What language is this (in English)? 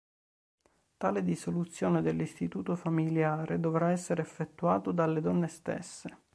Italian